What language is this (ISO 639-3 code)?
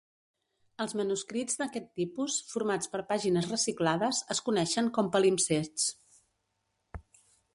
cat